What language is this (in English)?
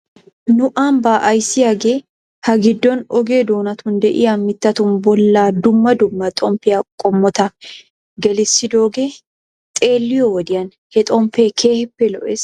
Wolaytta